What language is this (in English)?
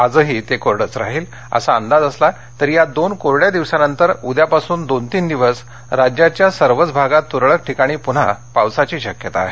Marathi